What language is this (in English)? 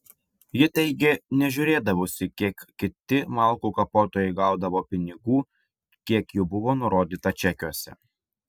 Lithuanian